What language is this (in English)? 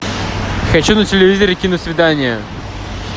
Russian